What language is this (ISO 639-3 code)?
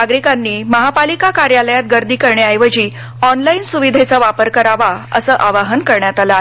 mar